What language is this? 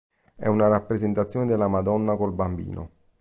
Italian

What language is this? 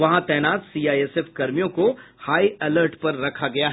Hindi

